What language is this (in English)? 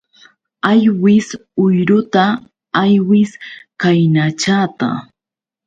Yauyos Quechua